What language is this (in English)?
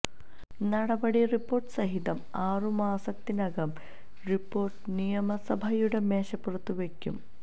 Malayalam